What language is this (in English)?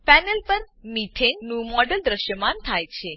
Gujarati